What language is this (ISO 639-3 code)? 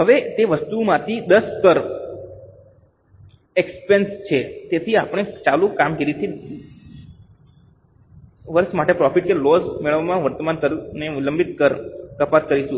guj